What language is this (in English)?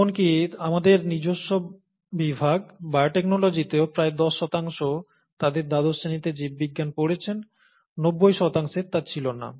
Bangla